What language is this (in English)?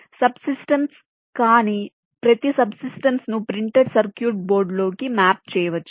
Telugu